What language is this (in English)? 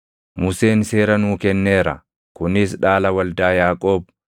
Oromo